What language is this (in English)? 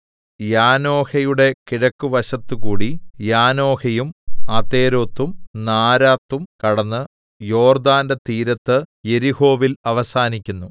Malayalam